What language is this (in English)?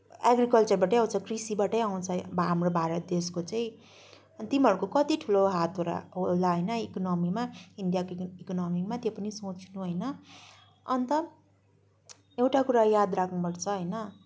Nepali